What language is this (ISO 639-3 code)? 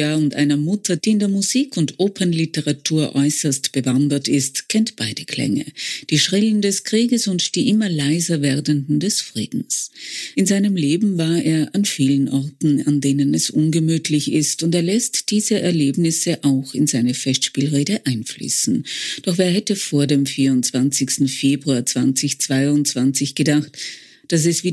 deu